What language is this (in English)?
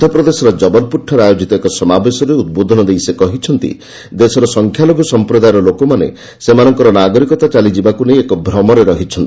Odia